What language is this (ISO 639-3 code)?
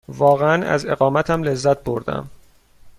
fas